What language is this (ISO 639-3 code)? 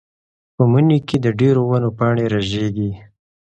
pus